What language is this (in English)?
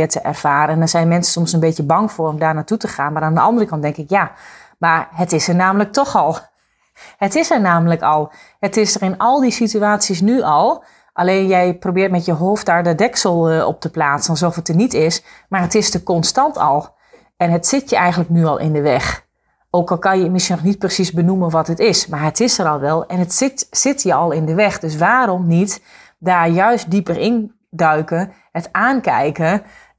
Dutch